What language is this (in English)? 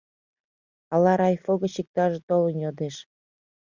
Mari